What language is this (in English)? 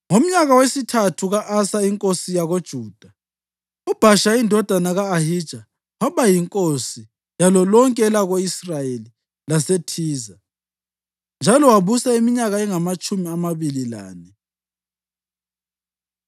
North Ndebele